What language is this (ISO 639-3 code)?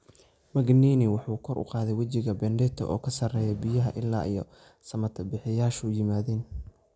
som